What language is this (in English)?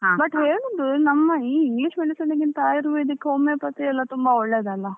Kannada